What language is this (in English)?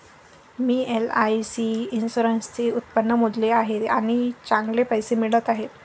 Marathi